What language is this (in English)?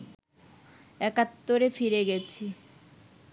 Bangla